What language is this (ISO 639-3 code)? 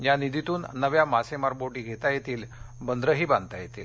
mar